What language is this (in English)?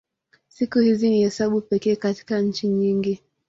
Swahili